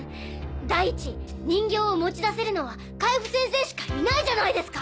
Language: Japanese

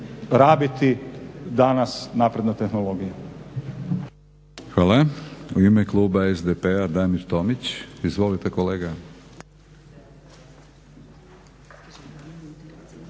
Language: Croatian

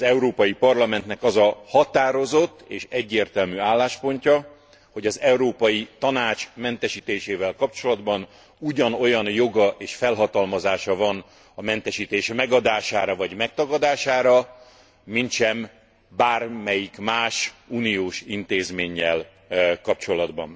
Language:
Hungarian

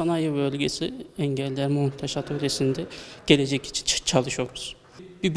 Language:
Turkish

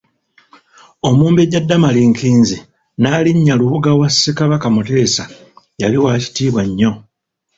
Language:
Ganda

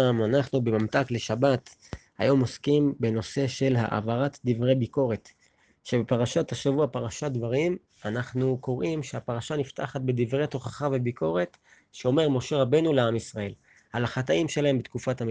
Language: Hebrew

